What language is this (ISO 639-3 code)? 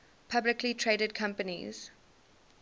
eng